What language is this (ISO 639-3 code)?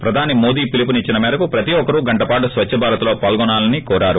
tel